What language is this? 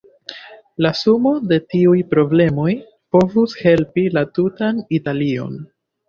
Esperanto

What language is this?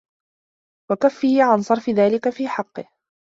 Arabic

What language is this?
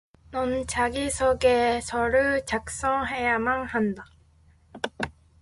Korean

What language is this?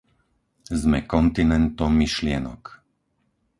Slovak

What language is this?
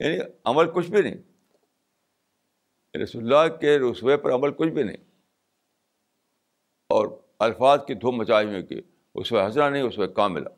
Urdu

